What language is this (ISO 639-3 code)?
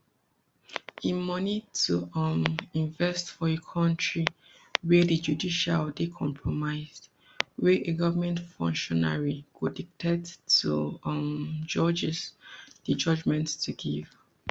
pcm